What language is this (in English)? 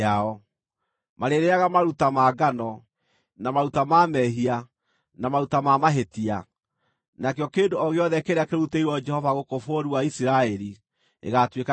Kikuyu